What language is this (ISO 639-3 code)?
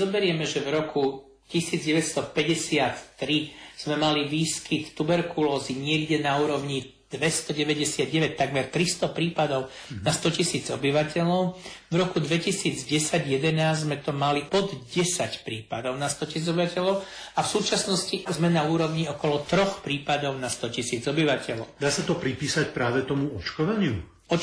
slk